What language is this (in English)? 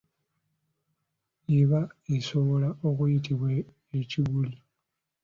Ganda